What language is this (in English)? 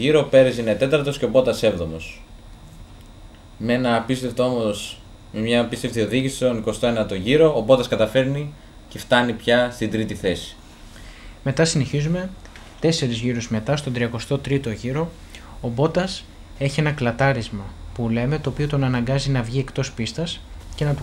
Greek